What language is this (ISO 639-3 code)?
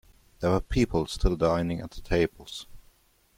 eng